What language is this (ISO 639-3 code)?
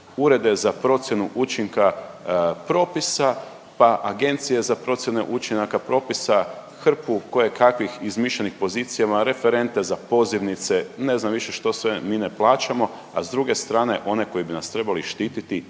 hrv